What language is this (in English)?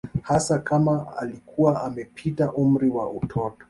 Swahili